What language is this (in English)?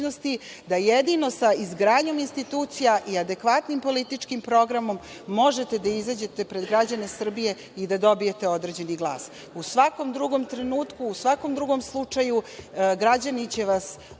Serbian